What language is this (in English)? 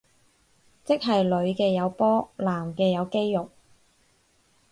Cantonese